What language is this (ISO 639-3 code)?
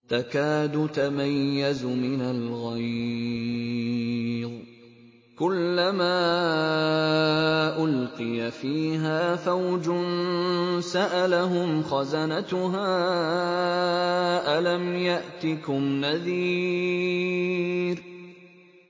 ara